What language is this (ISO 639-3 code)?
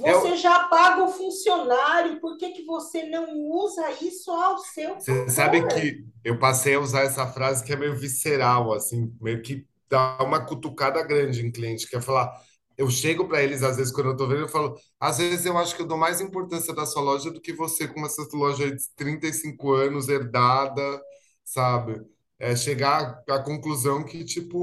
por